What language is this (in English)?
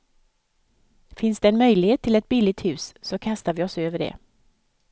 Swedish